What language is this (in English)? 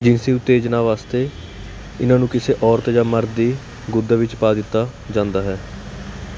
Punjabi